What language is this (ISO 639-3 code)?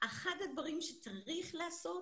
heb